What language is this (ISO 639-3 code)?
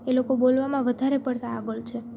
guj